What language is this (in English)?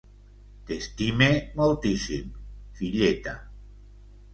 Catalan